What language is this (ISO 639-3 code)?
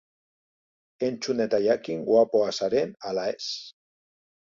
eus